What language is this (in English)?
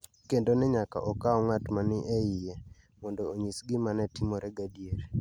Luo (Kenya and Tanzania)